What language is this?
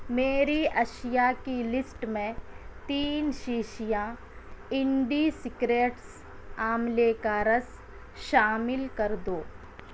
Urdu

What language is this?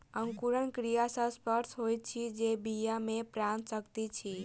Maithili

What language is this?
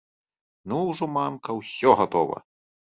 Belarusian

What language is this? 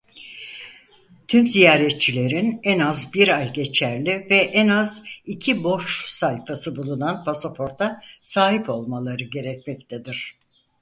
Turkish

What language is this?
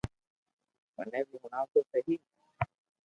Loarki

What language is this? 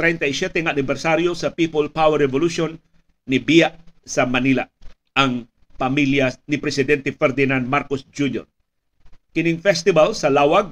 Filipino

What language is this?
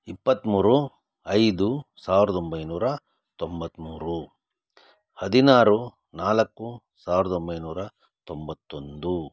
Kannada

